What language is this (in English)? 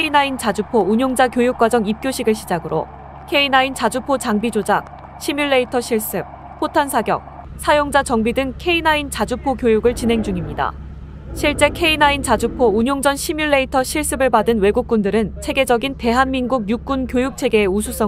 Korean